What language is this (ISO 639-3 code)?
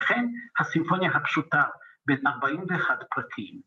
heb